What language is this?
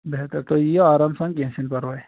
Kashmiri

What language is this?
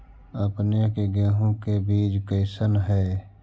Magahi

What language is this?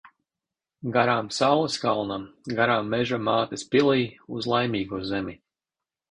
Latvian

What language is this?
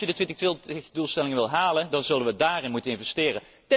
Dutch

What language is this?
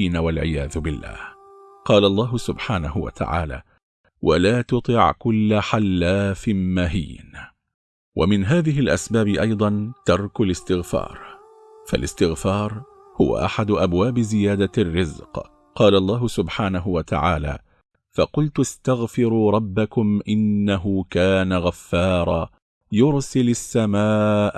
Arabic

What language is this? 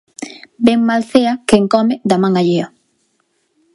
Galician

